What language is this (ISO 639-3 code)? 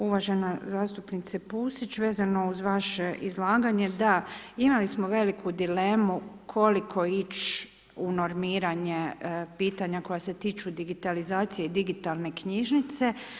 hrv